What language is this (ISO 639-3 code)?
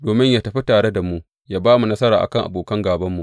hau